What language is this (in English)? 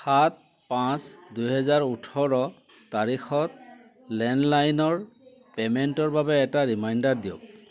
Assamese